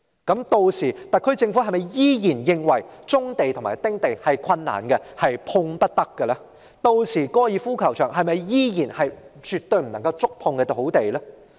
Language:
Cantonese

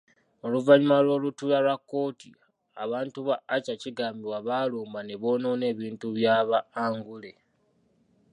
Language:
Ganda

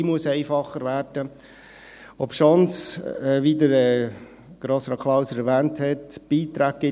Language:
Swiss German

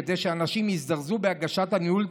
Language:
Hebrew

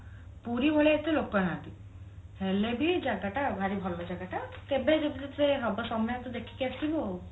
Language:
Odia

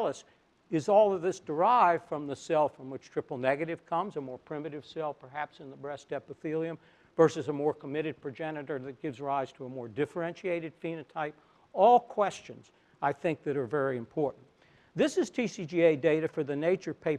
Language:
English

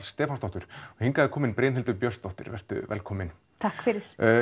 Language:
Icelandic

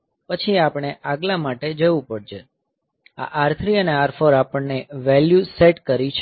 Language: Gujarati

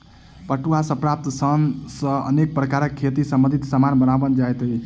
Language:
Maithili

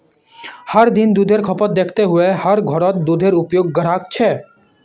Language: Magahi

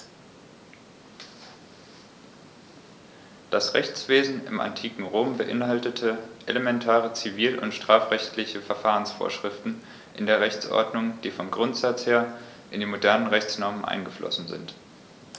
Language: German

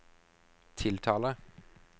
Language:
Norwegian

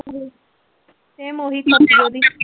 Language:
Punjabi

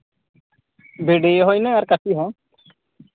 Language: Santali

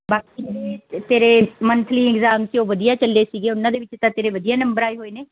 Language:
Punjabi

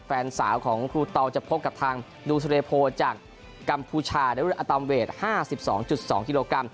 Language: Thai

